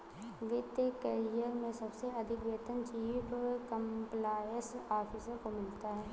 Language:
Hindi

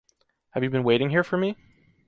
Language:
English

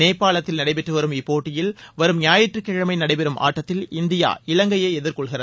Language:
Tamil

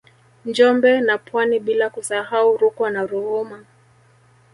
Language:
Swahili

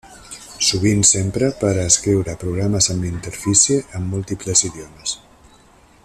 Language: Catalan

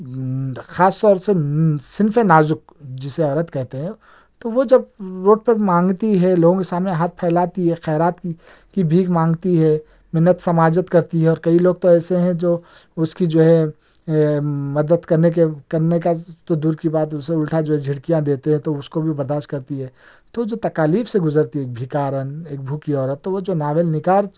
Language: Urdu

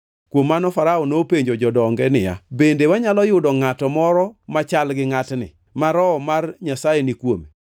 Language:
Luo (Kenya and Tanzania)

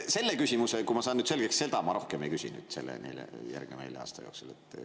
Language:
Estonian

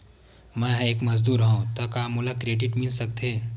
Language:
Chhattisgarhi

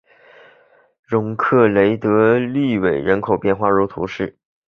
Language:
Chinese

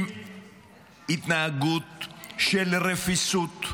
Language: Hebrew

